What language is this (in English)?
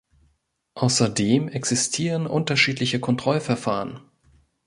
German